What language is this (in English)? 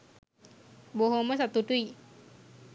Sinhala